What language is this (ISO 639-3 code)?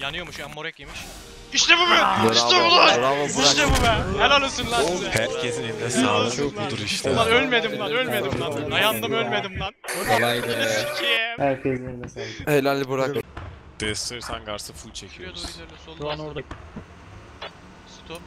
tur